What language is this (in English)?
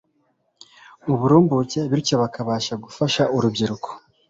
Kinyarwanda